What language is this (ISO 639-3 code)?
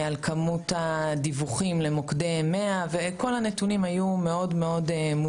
heb